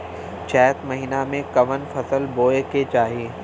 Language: Bhojpuri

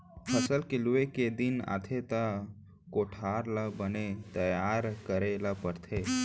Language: Chhattisgarhi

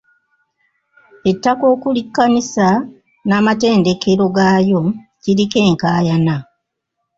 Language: Ganda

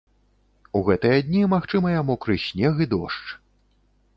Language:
Belarusian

